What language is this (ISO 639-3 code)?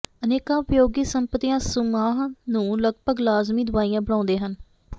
pan